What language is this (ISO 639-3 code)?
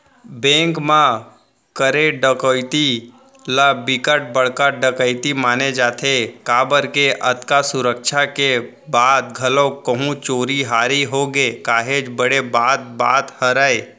hne